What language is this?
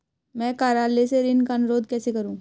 Hindi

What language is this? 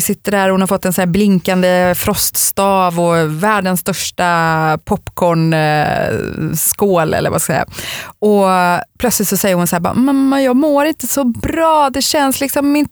Swedish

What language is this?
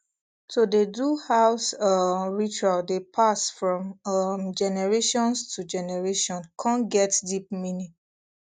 Nigerian Pidgin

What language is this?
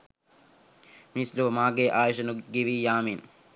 Sinhala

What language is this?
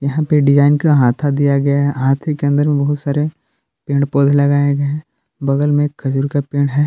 Hindi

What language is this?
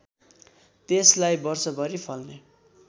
Nepali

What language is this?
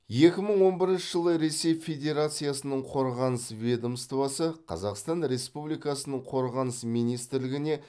Kazakh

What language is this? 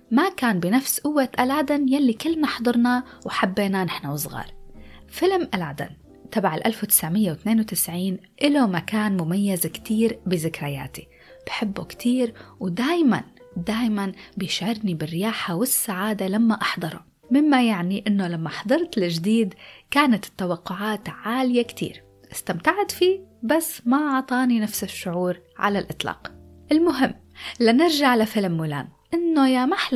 Arabic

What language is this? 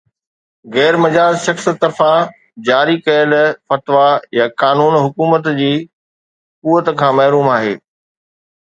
Sindhi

